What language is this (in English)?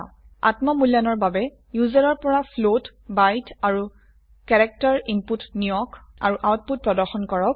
Assamese